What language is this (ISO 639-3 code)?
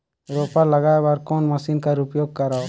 hne